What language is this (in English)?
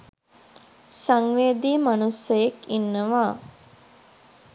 Sinhala